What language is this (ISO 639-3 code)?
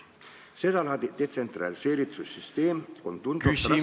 est